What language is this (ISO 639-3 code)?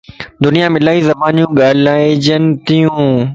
lss